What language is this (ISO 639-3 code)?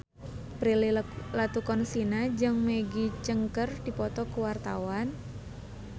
sun